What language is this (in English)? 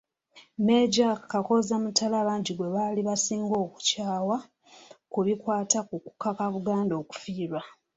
Ganda